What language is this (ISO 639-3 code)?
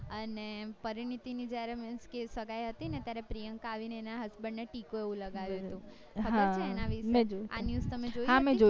guj